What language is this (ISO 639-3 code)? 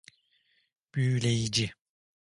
tur